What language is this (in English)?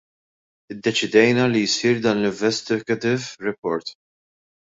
Maltese